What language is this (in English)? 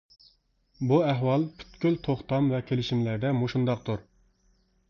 Uyghur